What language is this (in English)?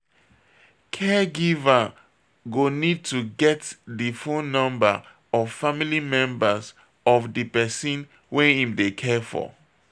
Nigerian Pidgin